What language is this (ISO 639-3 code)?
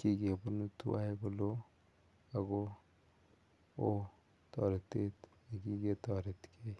kln